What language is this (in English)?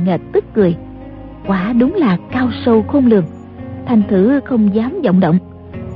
Vietnamese